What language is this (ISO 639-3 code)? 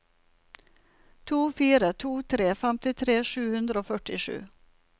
nor